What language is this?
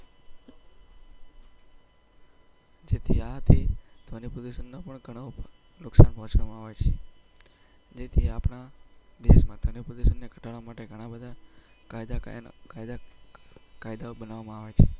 Gujarati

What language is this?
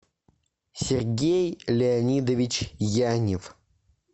Russian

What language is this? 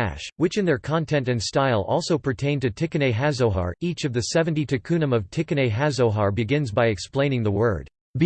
English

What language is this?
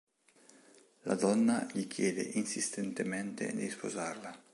Italian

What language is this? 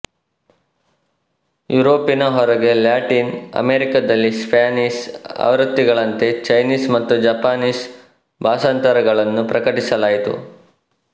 Kannada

